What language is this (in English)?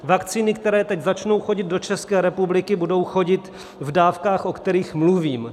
Czech